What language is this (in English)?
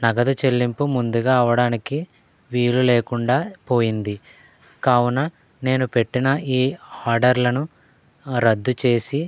Telugu